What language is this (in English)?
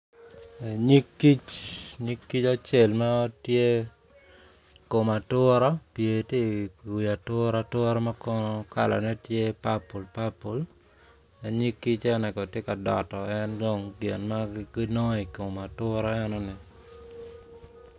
Acoli